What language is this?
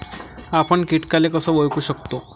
Marathi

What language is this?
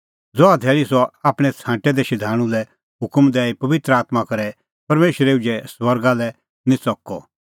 Kullu Pahari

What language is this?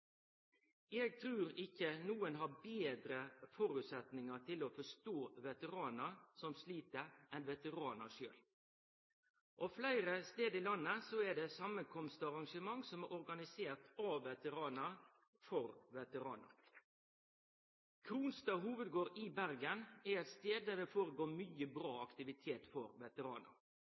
Norwegian Nynorsk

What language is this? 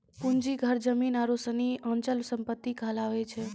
Maithili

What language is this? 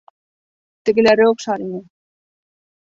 Bashkir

